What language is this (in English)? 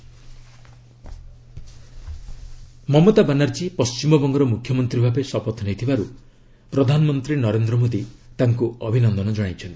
Odia